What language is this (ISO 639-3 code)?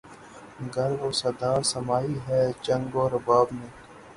urd